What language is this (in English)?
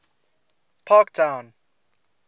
English